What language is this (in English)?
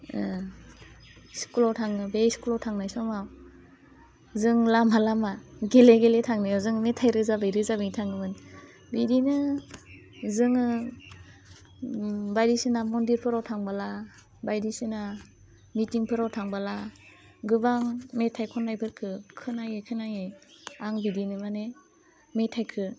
Bodo